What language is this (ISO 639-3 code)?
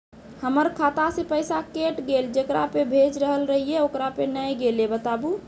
mai